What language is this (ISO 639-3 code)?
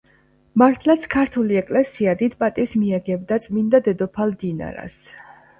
kat